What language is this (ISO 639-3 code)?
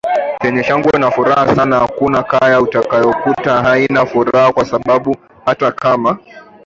swa